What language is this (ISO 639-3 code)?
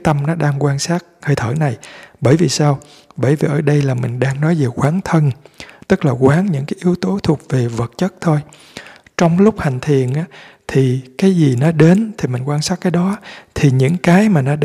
vie